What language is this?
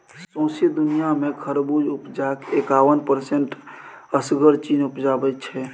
Maithili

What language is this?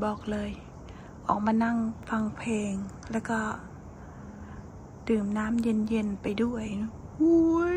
Thai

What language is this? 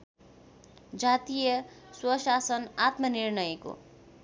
Nepali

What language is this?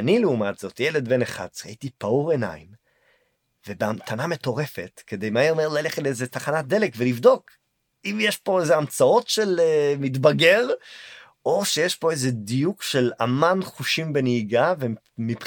Hebrew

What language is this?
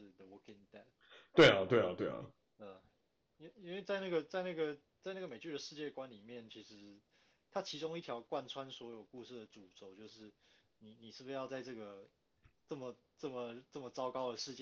Chinese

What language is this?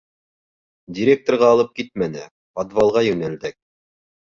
Bashkir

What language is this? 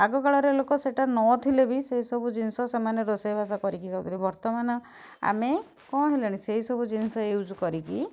Odia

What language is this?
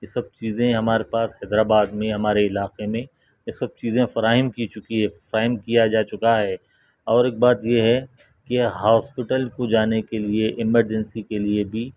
Urdu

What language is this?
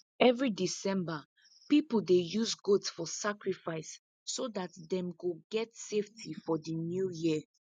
Nigerian Pidgin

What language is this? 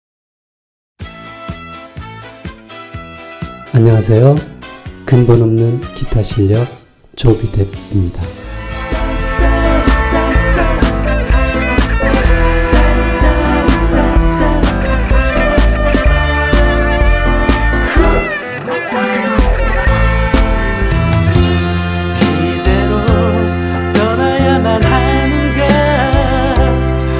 Korean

